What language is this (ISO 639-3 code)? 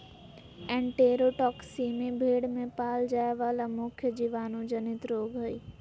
mag